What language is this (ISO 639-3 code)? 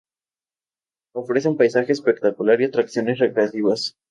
spa